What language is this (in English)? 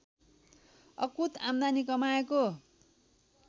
Nepali